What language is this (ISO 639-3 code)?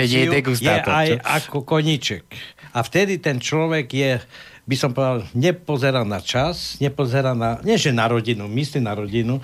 slk